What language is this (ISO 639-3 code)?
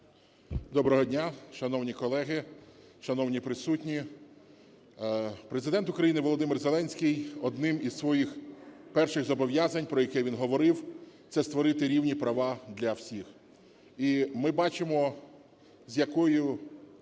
ukr